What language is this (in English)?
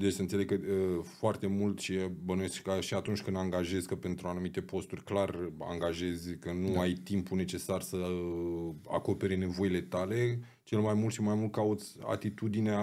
Romanian